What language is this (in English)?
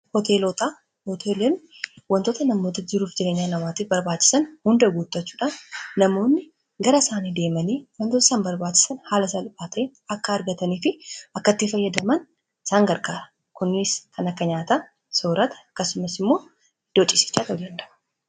Oromo